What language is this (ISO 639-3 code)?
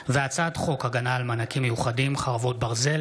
heb